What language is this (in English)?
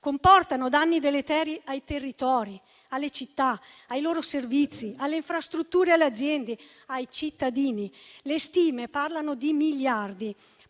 Italian